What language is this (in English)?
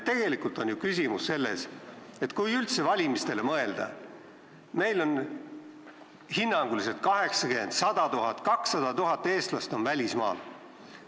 Estonian